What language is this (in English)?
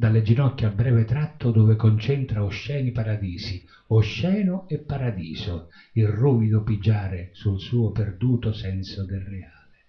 Italian